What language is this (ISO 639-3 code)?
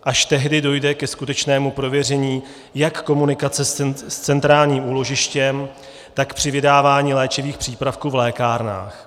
ces